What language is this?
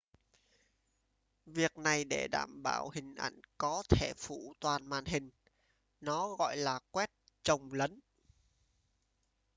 Vietnamese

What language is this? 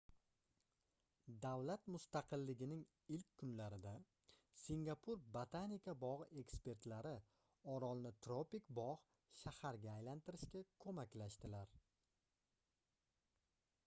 Uzbek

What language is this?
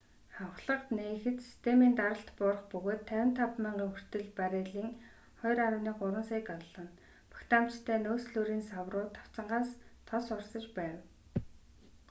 Mongolian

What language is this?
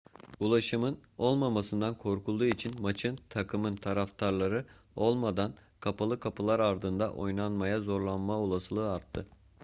Turkish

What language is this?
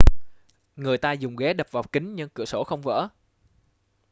Vietnamese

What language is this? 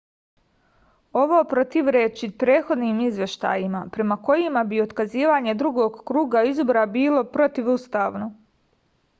Serbian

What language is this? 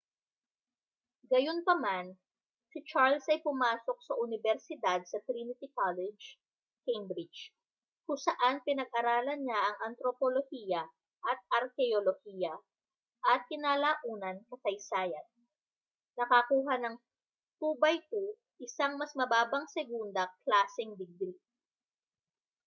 Filipino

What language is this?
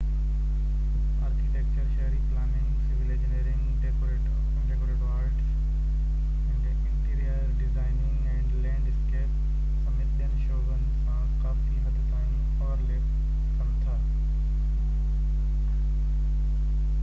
Sindhi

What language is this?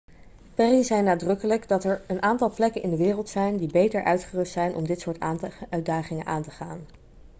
Dutch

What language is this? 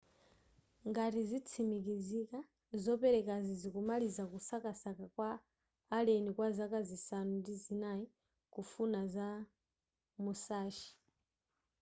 Nyanja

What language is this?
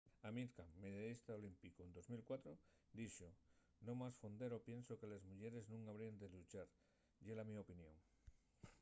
Asturian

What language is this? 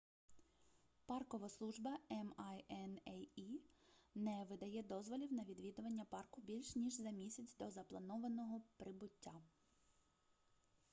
Ukrainian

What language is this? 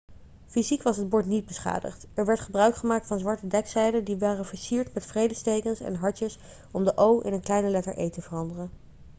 Dutch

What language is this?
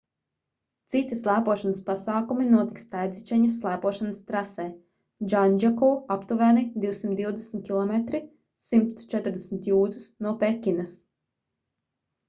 Latvian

